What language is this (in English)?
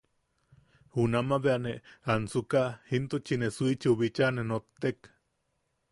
Yaqui